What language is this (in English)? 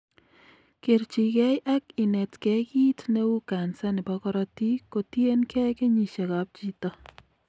Kalenjin